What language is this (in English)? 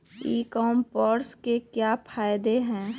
Magahi